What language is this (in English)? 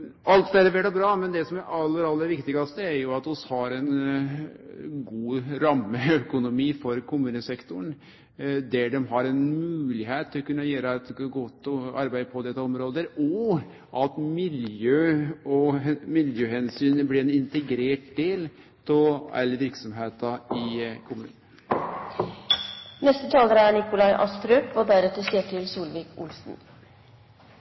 Norwegian